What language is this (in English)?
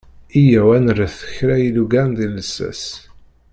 Kabyle